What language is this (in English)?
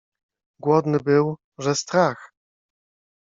Polish